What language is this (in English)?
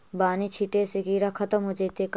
Magahi